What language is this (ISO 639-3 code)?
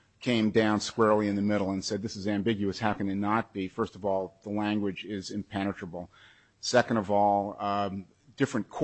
eng